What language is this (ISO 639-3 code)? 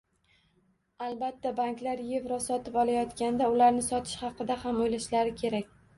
uzb